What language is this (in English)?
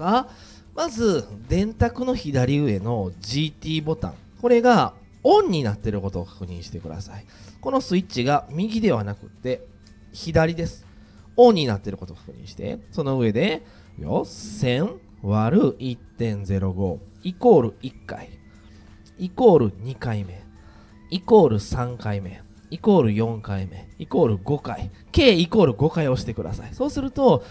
Japanese